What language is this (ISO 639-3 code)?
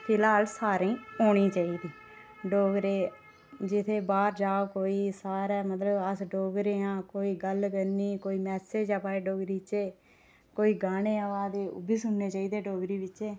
doi